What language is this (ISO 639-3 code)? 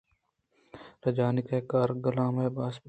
bgp